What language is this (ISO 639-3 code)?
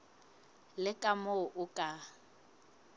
sot